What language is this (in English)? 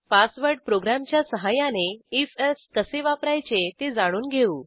Marathi